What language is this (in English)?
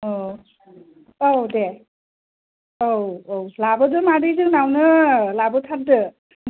Bodo